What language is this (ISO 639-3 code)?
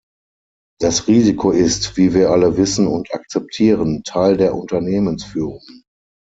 deu